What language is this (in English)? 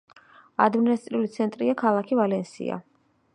Georgian